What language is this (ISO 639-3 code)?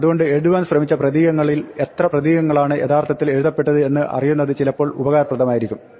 mal